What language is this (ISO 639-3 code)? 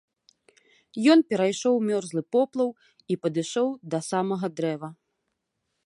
bel